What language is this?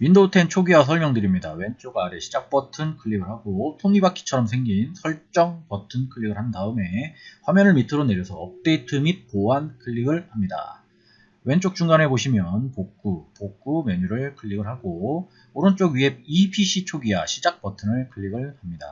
Korean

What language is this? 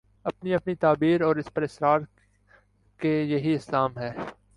Urdu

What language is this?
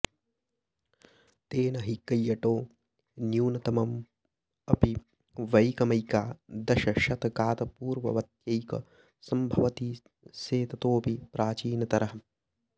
Sanskrit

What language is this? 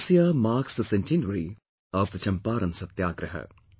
English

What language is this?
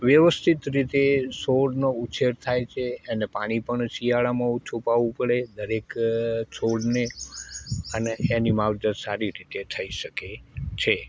Gujarati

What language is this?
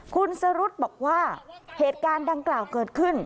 Thai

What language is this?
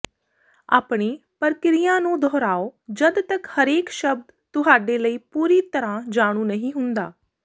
Punjabi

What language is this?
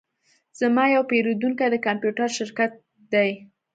Pashto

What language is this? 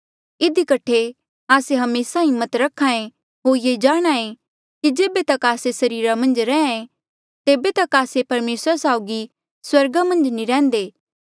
Mandeali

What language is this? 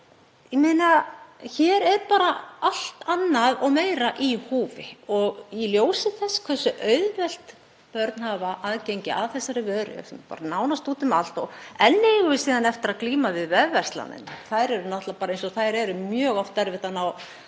Icelandic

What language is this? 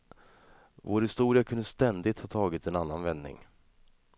Swedish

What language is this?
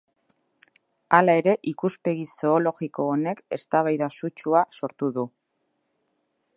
Basque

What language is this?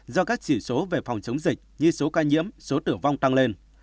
Vietnamese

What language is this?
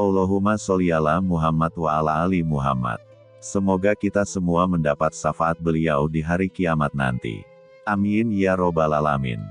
Indonesian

